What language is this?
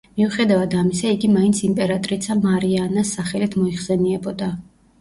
Georgian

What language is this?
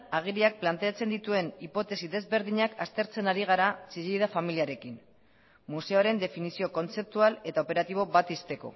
Basque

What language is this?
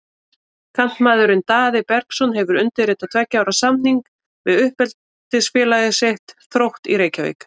Icelandic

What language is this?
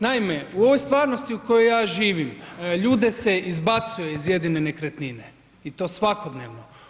Croatian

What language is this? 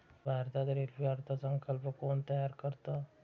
Marathi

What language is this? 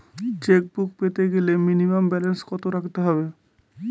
Bangla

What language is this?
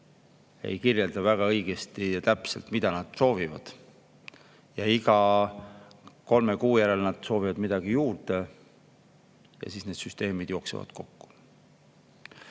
Estonian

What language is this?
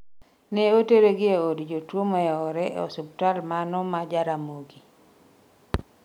Luo (Kenya and Tanzania)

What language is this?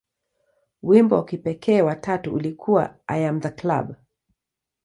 Swahili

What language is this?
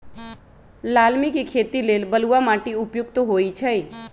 Magahi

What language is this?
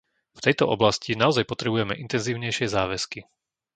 Slovak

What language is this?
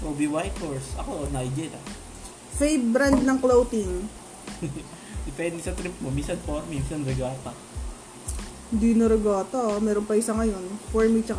Filipino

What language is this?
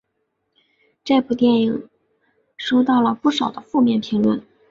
Chinese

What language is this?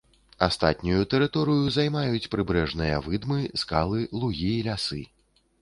Belarusian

